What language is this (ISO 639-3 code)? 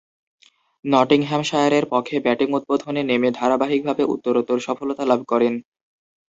ben